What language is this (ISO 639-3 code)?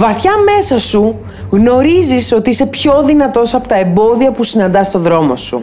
ell